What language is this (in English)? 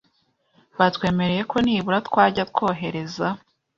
Kinyarwanda